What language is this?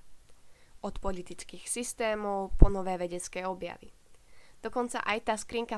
Slovak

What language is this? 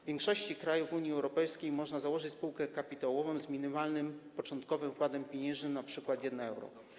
Polish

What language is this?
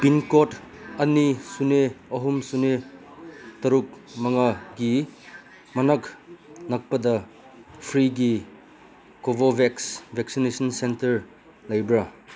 Manipuri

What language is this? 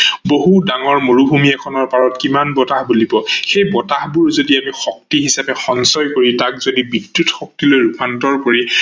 Assamese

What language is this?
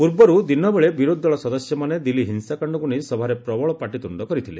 Odia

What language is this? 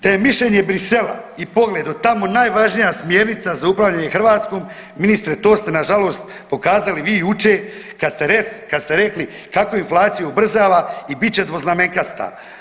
Croatian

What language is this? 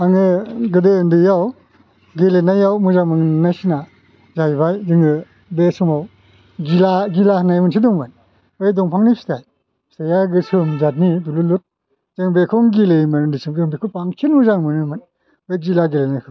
Bodo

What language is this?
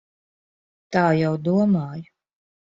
Latvian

